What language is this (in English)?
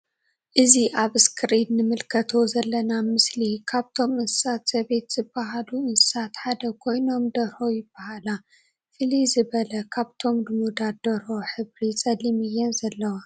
Tigrinya